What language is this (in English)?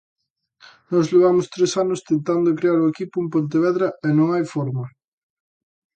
Galician